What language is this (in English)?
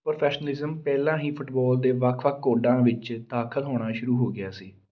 Punjabi